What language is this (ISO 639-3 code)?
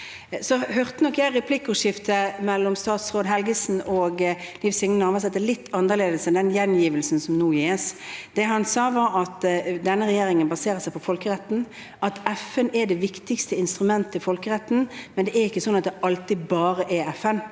nor